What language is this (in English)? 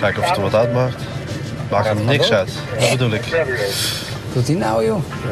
Dutch